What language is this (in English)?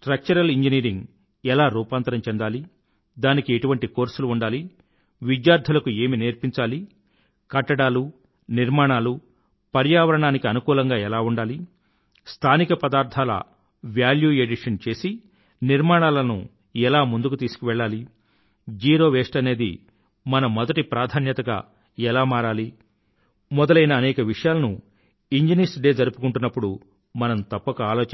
Telugu